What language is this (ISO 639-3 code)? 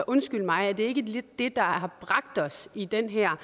dan